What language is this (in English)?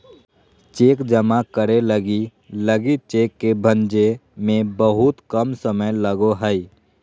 Magahi